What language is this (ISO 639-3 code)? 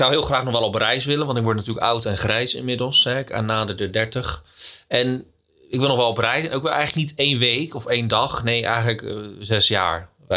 nld